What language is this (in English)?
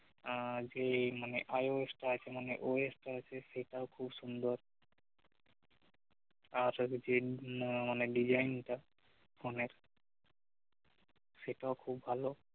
Bangla